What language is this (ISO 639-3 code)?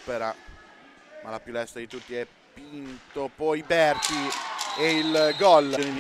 ita